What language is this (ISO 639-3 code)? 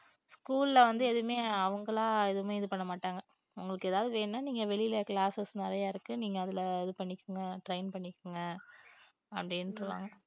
tam